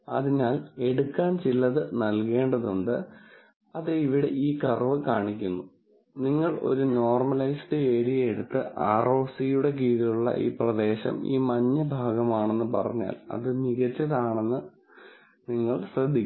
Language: Malayalam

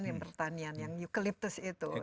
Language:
Indonesian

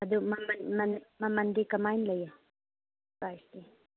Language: Manipuri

